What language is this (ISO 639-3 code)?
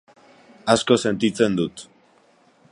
eus